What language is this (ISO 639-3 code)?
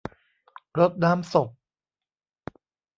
tha